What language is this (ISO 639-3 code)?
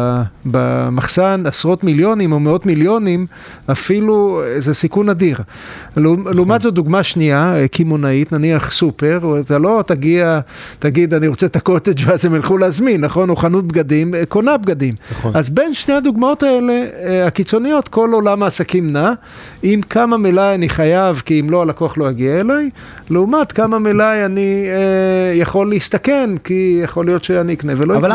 heb